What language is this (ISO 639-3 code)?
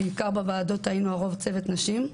heb